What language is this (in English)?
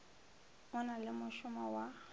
Northern Sotho